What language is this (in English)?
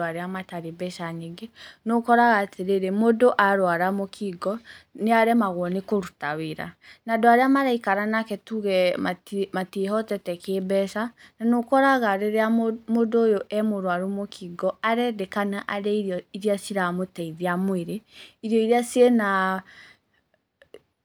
Kikuyu